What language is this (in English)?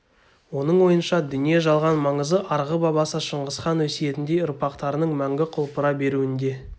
Kazakh